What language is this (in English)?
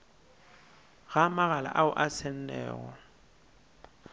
Northern Sotho